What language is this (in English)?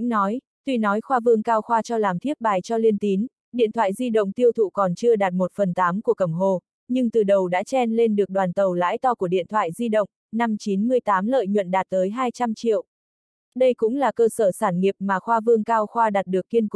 Vietnamese